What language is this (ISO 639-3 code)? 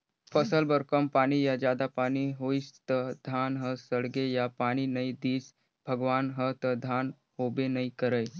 hne